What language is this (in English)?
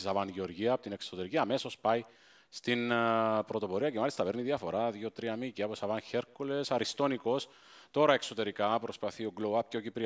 Greek